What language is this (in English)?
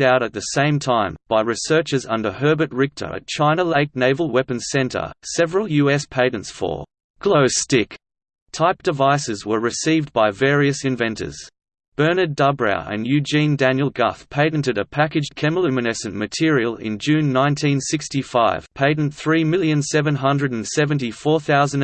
English